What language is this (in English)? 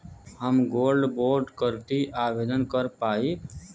Bhojpuri